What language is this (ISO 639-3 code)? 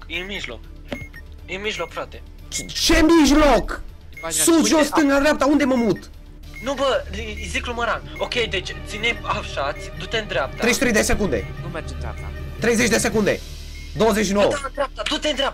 ron